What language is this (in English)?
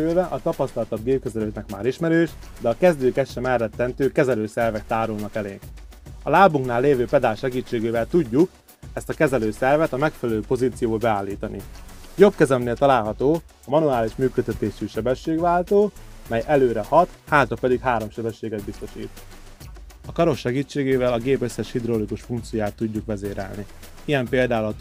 Hungarian